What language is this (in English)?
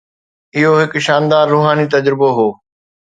Sindhi